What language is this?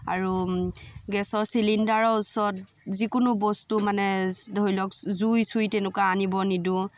Assamese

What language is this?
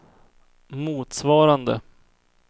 Swedish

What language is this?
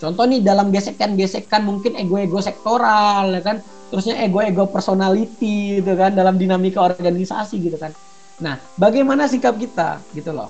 Indonesian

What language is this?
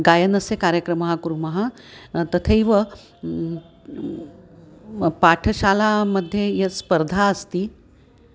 Sanskrit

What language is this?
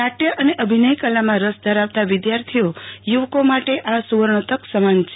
Gujarati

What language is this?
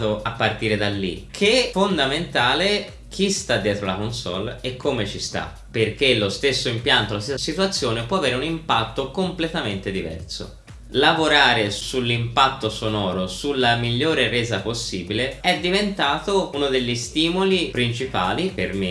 Italian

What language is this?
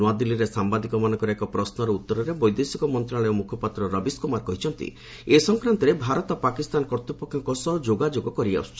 Odia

